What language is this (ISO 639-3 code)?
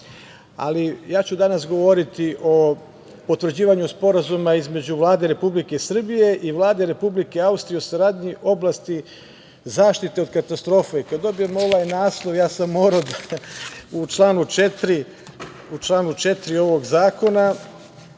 srp